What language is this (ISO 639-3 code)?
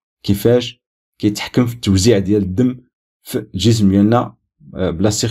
ara